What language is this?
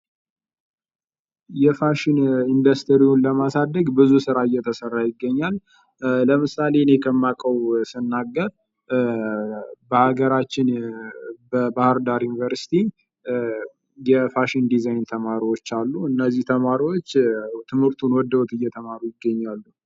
Amharic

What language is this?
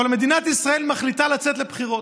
Hebrew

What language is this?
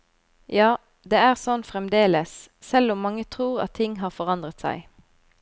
Norwegian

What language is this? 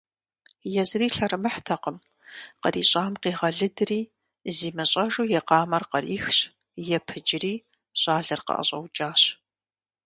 Kabardian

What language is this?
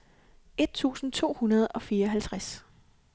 Danish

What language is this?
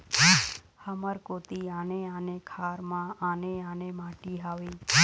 Chhattisgarhi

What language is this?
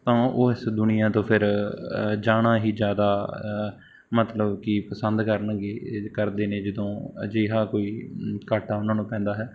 Punjabi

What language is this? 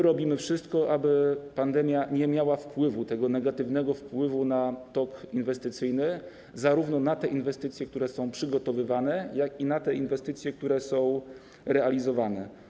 Polish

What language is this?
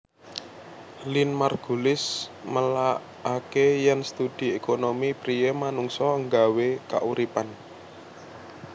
Javanese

